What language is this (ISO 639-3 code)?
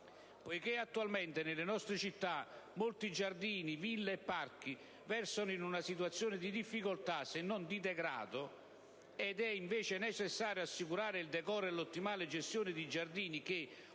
ita